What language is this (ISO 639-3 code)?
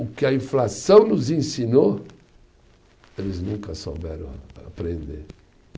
por